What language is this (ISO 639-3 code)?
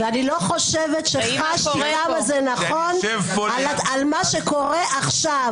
heb